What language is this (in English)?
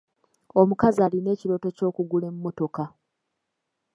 Ganda